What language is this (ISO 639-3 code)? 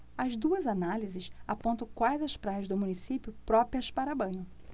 por